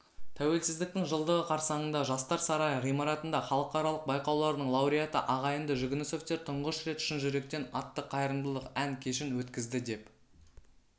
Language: Kazakh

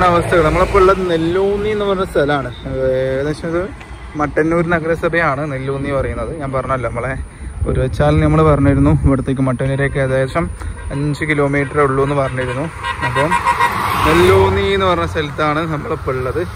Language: Japanese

